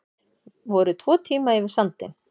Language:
Icelandic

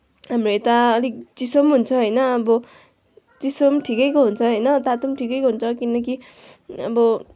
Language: Nepali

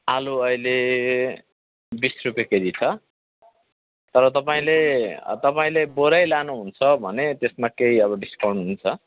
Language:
Nepali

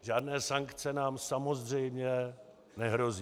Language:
Czech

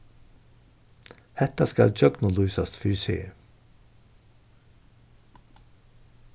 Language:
Faroese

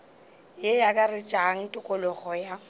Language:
Northern Sotho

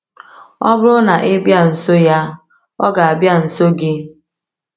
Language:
Igbo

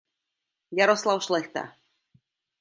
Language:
Czech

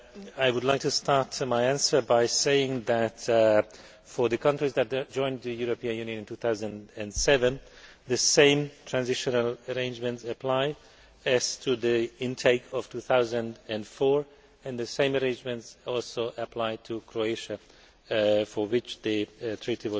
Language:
English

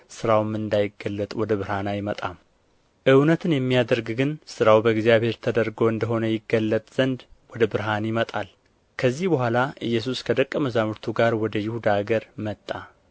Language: Amharic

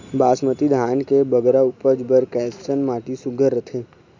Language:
Chhattisgarhi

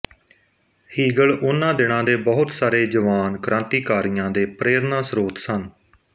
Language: Punjabi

